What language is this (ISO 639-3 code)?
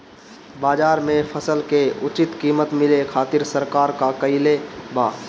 bho